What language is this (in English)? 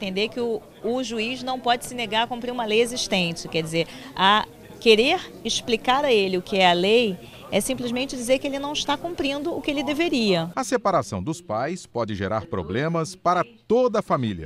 Portuguese